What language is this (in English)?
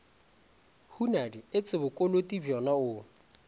Northern Sotho